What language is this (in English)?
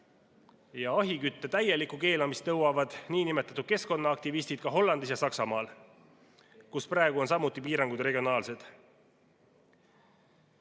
Estonian